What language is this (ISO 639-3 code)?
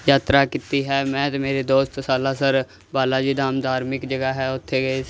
pan